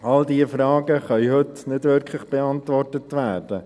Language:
Swiss German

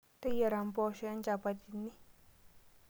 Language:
Masai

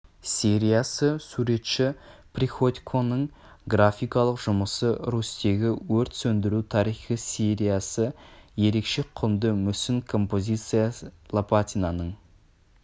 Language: Kazakh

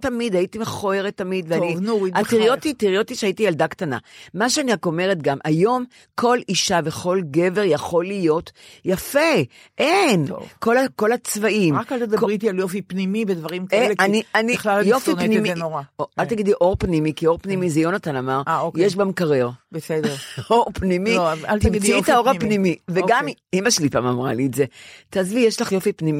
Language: Hebrew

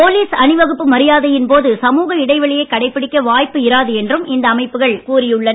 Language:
Tamil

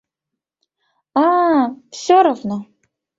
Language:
Mari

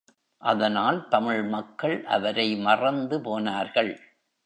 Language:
Tamil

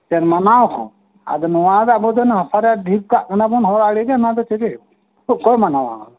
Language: Santali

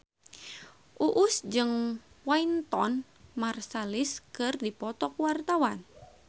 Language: Sundanese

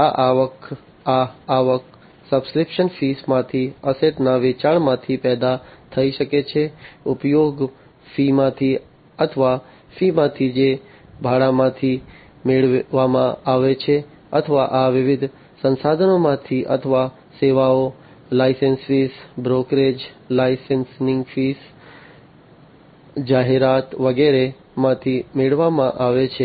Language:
Gujarati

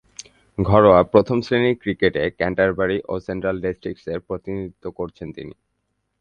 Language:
Bangla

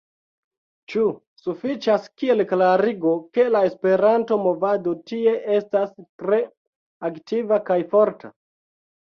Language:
Esperanto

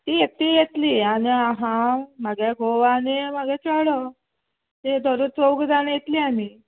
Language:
Konkani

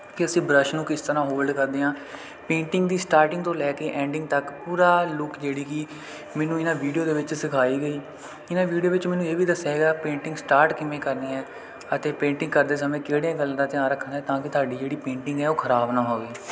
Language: Punjabi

